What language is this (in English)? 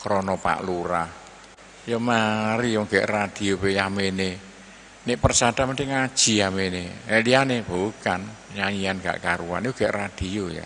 Indonesian